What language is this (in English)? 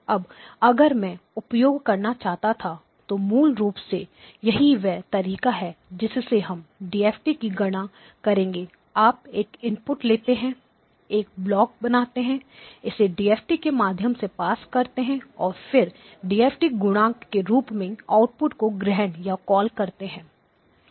Hindi